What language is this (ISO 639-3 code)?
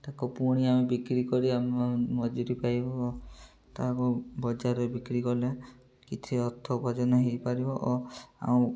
ori